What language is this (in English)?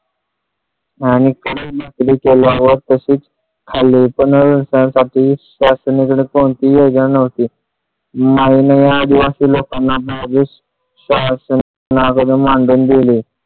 Marathi